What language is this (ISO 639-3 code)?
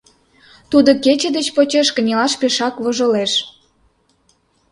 chm